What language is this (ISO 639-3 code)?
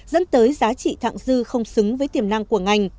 vie